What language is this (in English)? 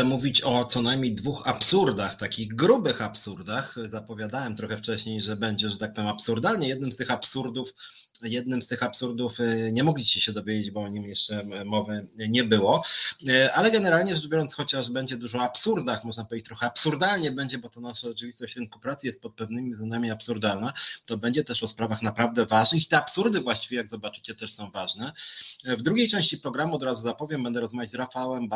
Polish